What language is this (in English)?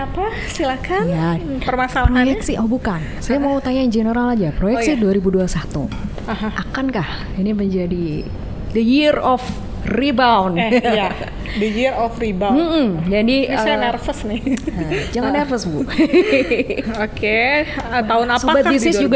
Indonesian